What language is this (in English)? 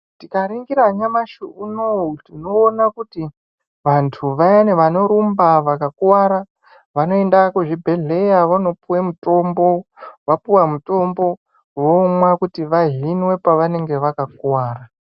Ndau